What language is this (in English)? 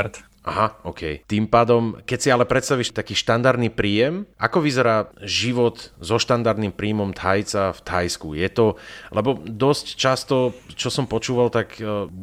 Slovak